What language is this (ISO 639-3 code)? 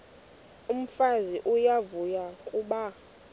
xho